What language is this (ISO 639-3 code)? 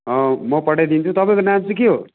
nep